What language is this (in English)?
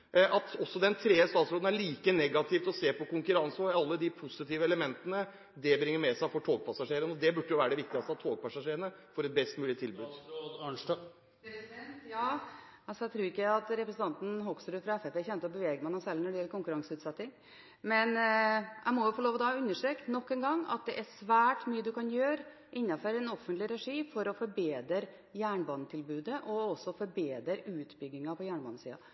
Norwegian Bokmål